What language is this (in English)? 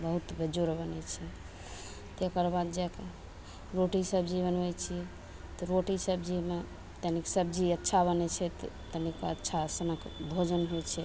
Maithili